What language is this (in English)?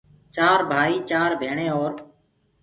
Gurgula